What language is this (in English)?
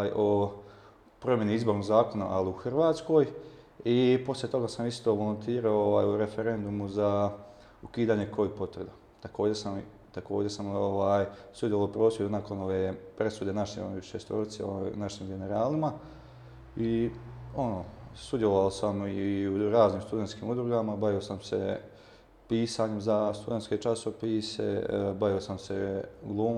Croatian